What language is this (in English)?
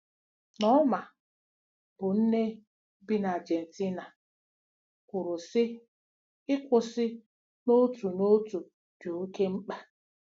Igbo